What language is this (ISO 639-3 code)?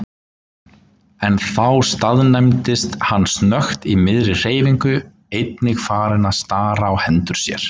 isl